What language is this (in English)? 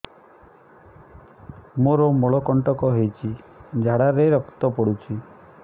Odia